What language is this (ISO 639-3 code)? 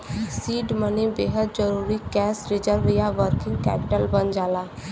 bho